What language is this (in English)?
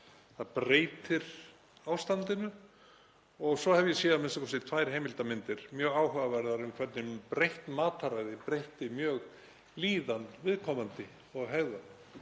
Icelandic